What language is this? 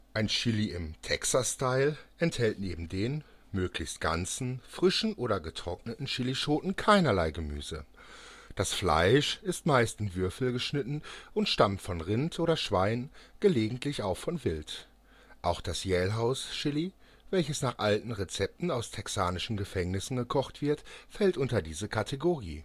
German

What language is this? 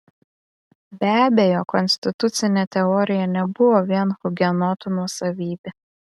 Lithuanian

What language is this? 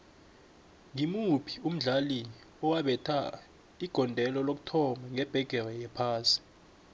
South Ndebele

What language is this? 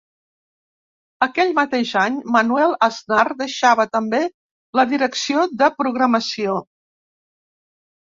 Catalan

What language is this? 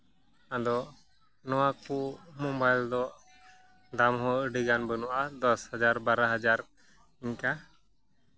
Santali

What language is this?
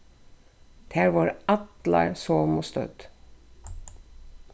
Faroese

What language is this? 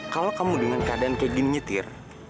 Indonesian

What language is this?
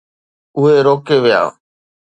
Sindhi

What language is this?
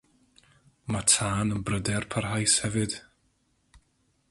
Welsh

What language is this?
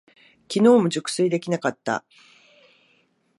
Japanese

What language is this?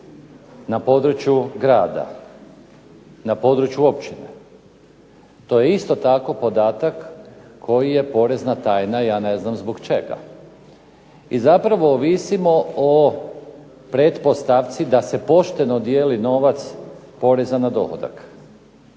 Croatian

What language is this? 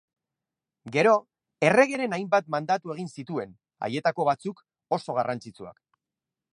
Basque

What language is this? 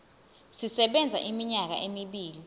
Zulu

